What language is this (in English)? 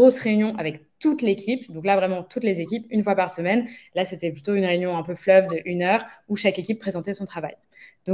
French